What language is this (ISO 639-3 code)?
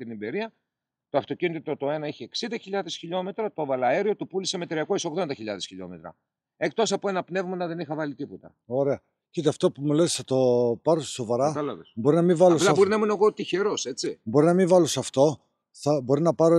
ell